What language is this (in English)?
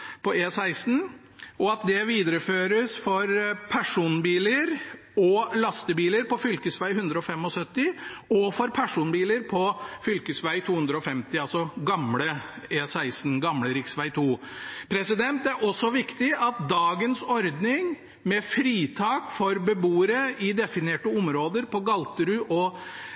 Norwegian Bokmål